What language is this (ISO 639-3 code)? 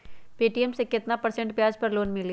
mag